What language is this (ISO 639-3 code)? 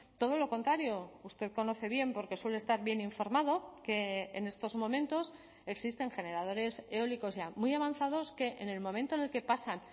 spa